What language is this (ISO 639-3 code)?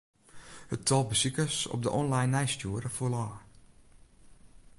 fry